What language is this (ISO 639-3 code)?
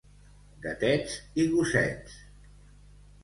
cat